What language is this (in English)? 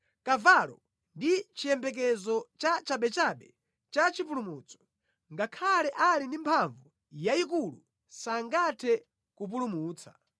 Nyanja